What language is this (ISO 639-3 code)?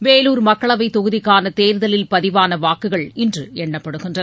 tam